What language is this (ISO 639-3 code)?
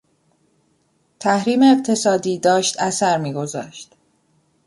fas